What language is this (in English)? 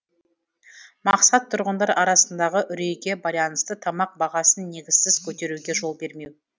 Kazakh